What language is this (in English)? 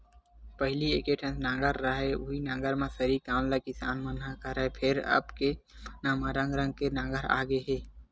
Chhattisgarhi